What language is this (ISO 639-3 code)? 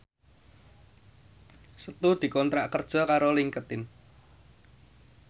jav